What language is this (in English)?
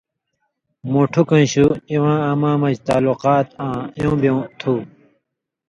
Indus Kohistani